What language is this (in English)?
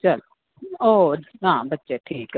Dogri